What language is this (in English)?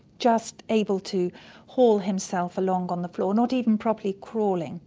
English